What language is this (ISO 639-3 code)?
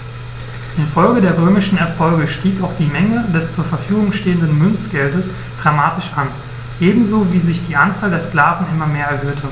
deu